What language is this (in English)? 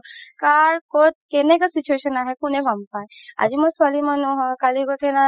Assamese